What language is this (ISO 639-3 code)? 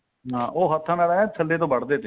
pan